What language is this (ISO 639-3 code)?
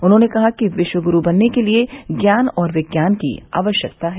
hin